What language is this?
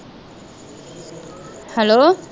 Punjabi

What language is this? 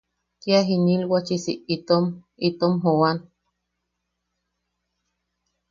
Yaqui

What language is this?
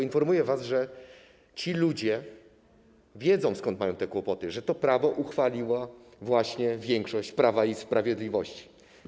Polish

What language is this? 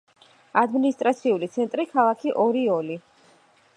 Georgian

